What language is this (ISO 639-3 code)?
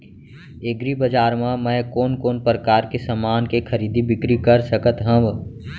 hne